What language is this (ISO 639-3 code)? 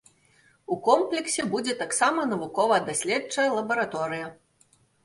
bel